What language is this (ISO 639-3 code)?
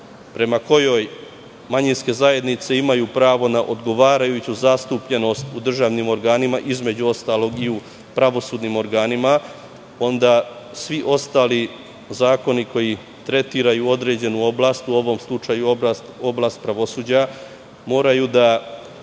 srp